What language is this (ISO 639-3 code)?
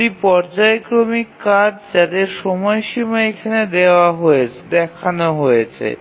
ben